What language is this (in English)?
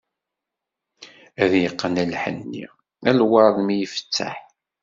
Kabyle